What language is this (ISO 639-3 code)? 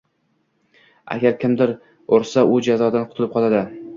uzb